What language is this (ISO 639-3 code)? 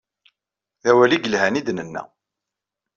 kab